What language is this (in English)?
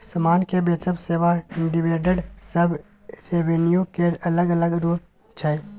Maithili